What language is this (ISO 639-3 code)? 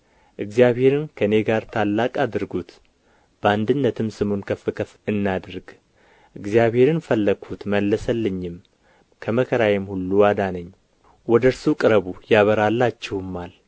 amh